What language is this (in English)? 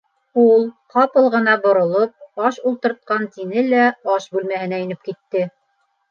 Bashkir